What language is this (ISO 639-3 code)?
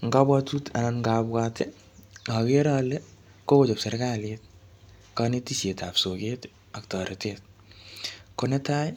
kln